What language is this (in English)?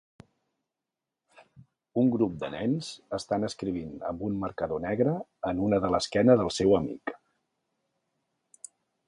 Catalan